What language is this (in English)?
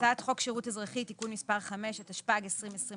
Hebrew